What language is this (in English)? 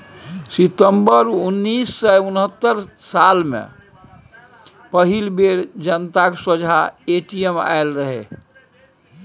Maithili